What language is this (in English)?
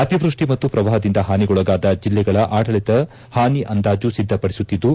Kannada